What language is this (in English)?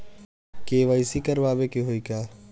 Bhojpuri